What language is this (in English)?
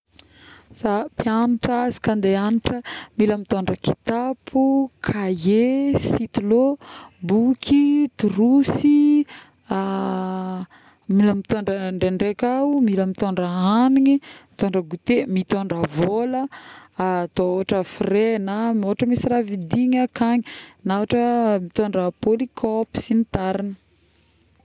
Northern Betsimisaraka Malagasy